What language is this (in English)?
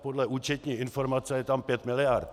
Czech